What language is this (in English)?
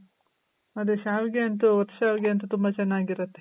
Kannada